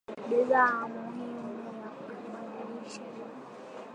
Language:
Swahili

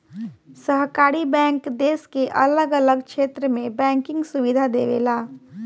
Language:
Bhojpuri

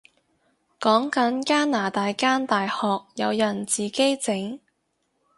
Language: Cantonese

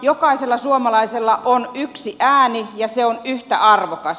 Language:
Finnish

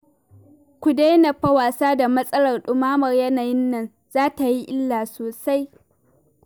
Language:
Hausa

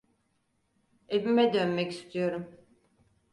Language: Turkish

